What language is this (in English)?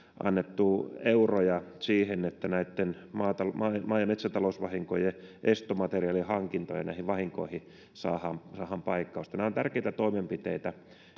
Finnish